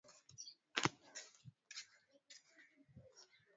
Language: Swahili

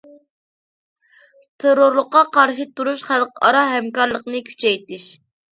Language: Uyghur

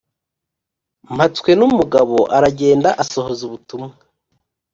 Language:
Kinyarwanda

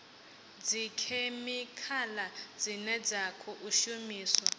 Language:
Venda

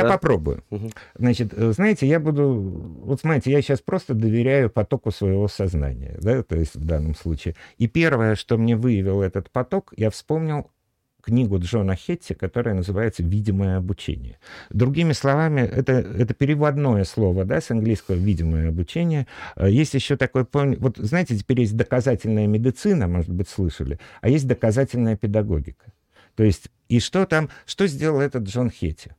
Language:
Russian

